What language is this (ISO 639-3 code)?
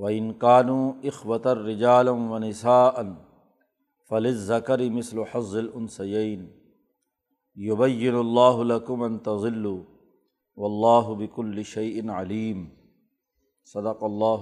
urd